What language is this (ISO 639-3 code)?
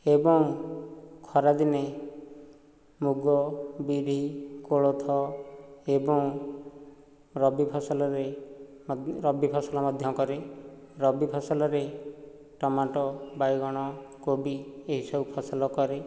ori